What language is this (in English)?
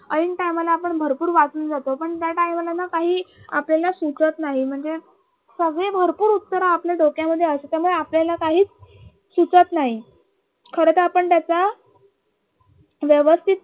Marathi